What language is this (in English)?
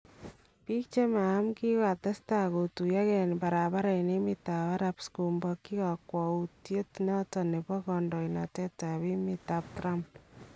Kalenjin